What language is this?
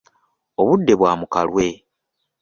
Ganda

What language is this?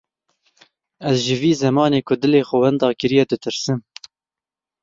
Kurdish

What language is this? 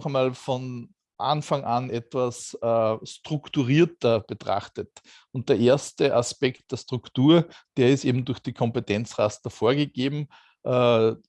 German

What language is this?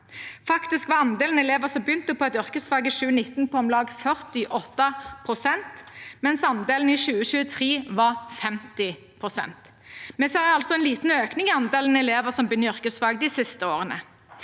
Norwegian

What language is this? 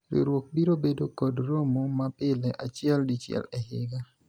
Luo (Kenya and Tanzania)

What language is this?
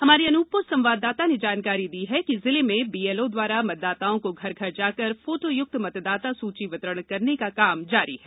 Hindi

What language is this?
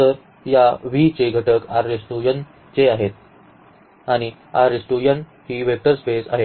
Marathi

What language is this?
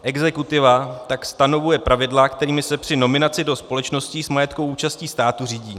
Czech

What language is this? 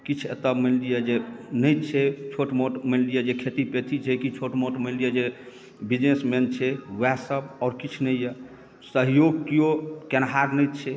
Maithili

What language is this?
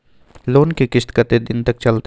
Maithili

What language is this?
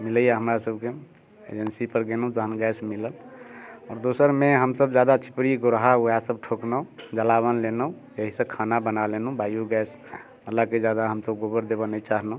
Maithili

